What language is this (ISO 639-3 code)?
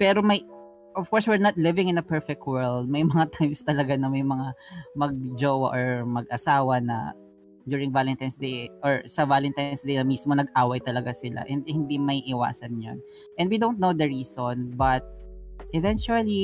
fil